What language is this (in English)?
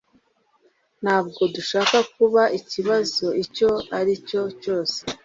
Kinyarwanda